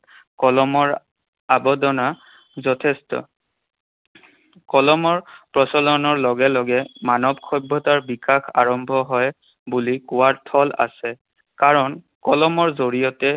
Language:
Assamese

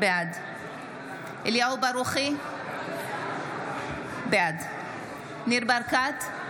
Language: Hebrew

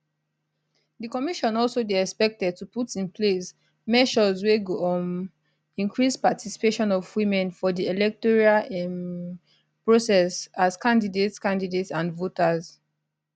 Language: Nigerian Pidgin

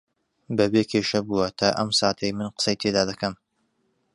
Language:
Central Kurdish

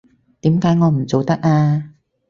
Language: Cantonese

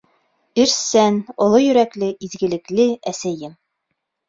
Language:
Bashkir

